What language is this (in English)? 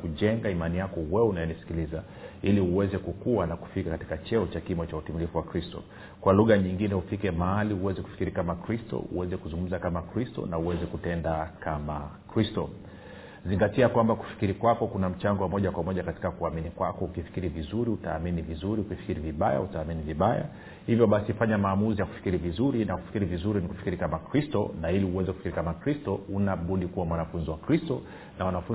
Swahili